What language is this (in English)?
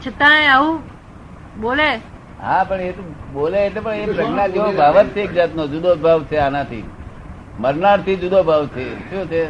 Gujarati